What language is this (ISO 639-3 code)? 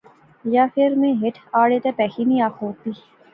phr